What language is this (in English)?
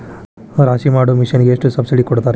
Kannada